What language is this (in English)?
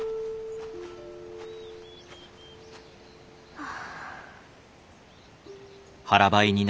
Japanese